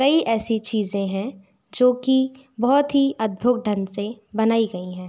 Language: Hindi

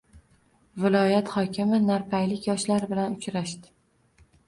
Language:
Uzbek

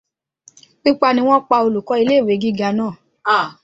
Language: Yoruba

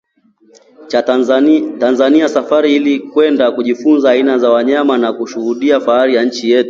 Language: Swahili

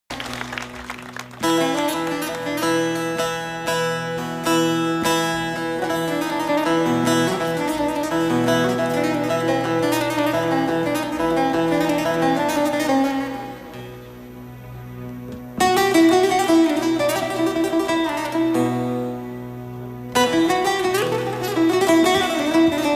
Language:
Arabic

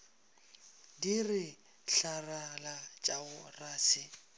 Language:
Northern Sotho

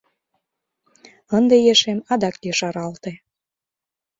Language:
Mari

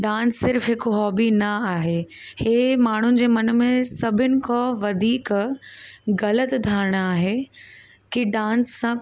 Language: Sindhi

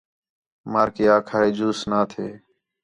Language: Khetrani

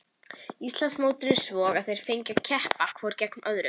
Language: Icelandic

